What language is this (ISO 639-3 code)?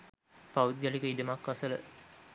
sin